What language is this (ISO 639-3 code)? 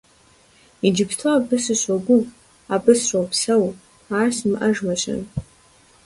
kbd